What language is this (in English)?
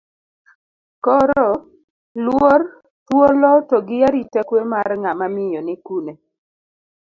Luo (Kenya and Tanzania)